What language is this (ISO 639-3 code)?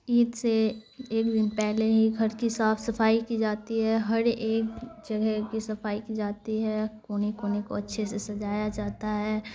urd